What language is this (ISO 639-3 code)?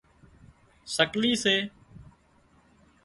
kxp